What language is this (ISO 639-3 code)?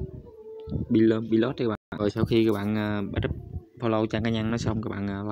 vie